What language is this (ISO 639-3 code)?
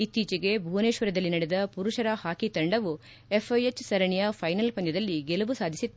kan